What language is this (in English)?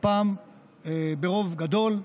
Hebrew